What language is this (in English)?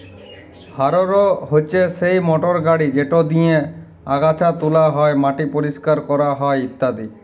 Bangla